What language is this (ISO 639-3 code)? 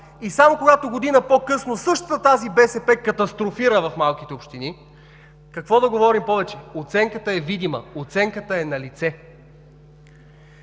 bul